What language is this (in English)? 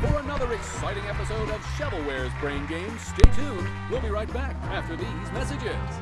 English